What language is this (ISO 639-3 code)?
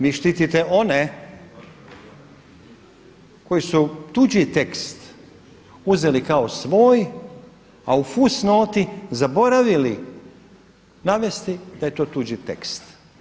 hrv